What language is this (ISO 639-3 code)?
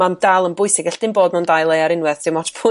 cym